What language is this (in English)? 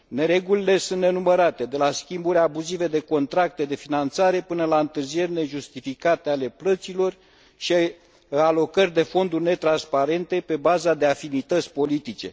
Romanian